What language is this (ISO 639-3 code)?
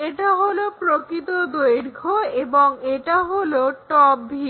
ben